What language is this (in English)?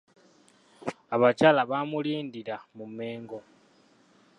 Ganda